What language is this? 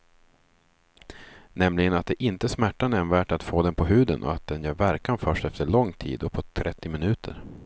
Swedish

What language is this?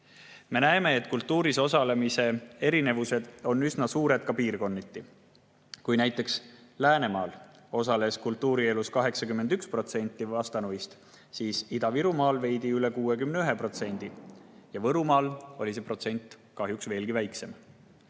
Estonian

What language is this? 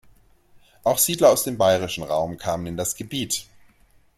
German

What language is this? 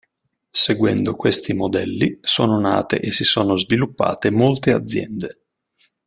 Italian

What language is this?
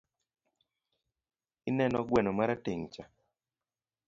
Luo (Kenya and Tanzania)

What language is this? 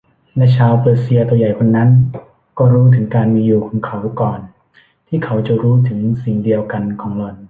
Thai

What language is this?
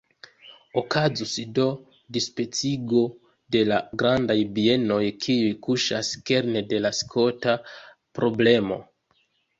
Esperanto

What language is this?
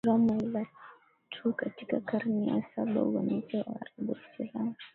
Swahili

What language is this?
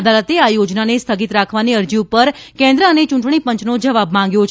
Gujarati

